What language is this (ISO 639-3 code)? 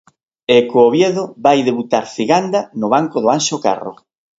glg